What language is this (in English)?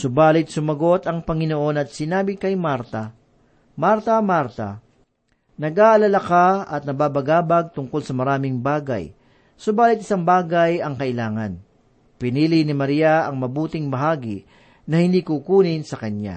Filipino